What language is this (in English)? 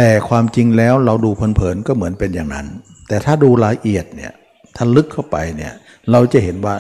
Thai